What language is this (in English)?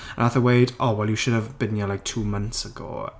Welsh